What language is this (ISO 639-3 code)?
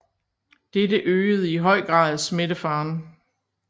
dan